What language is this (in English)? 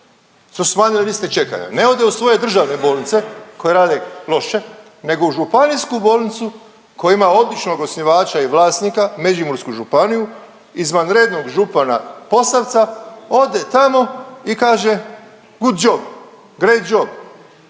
Croatian